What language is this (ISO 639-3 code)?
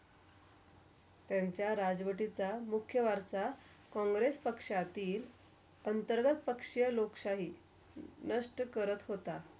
mar